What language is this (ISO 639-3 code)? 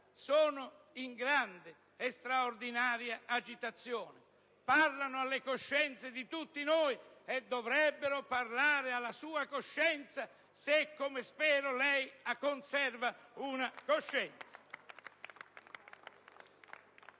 ita